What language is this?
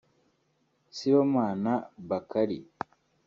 Kinyarwanda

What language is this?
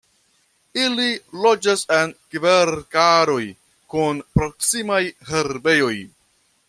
Esperanto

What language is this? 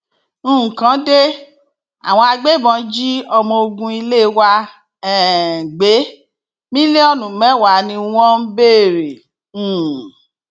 Yoruba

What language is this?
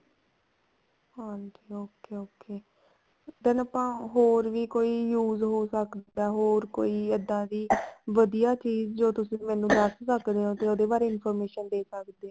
Punjabi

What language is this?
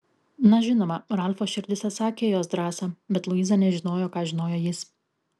Lithuanian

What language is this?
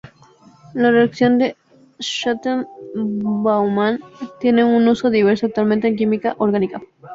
Spanish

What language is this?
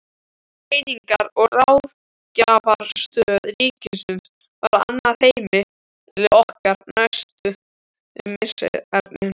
Icelandic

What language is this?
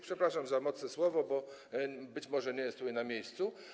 Polish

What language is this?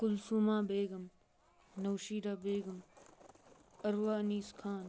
Kashmiri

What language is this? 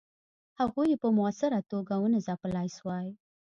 Pashto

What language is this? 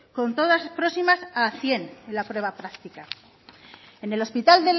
Spanish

